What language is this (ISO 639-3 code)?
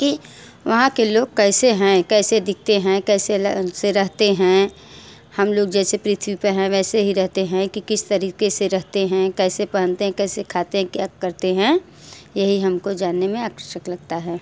hin